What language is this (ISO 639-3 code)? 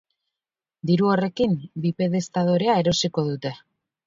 eus